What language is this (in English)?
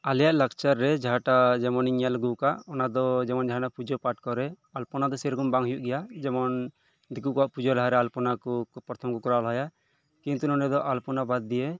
Santali